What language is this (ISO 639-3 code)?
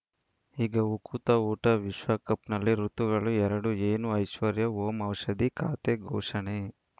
kan